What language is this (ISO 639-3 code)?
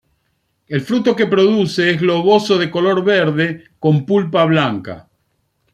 spa